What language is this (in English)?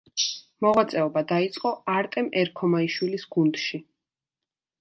Georgian